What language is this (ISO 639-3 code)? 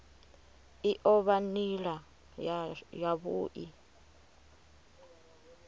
ven